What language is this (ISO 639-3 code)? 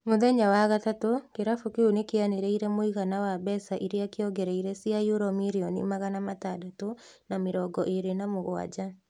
kik